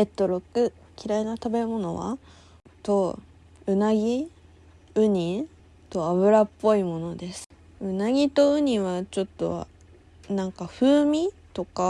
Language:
Japanese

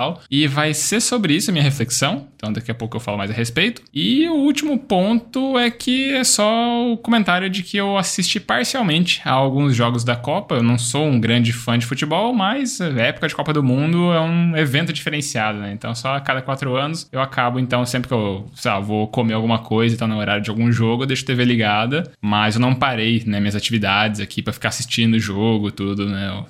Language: Portuguese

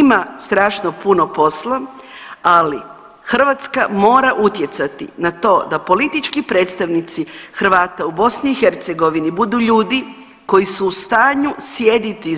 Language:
Croatian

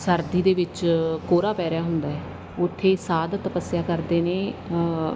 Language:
Punjabi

